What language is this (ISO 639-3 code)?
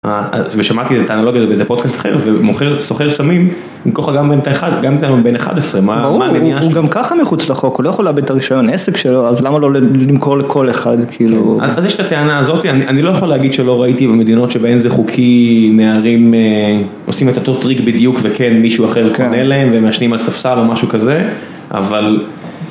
heb